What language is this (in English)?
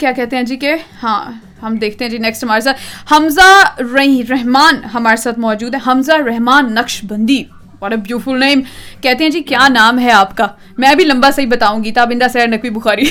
Urdu